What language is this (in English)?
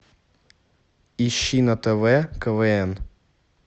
Russian